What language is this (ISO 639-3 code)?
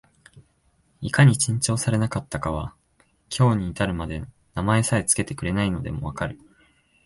jpn